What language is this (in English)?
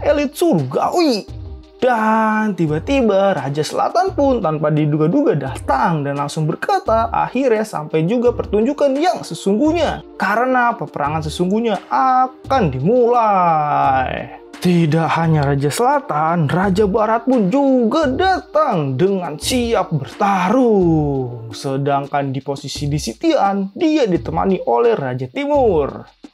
Indonesian